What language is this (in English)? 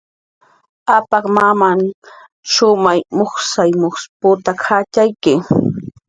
Jaqaru